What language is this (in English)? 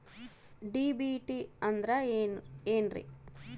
Kannada